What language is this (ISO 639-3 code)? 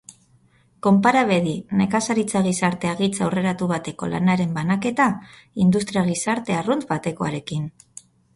eus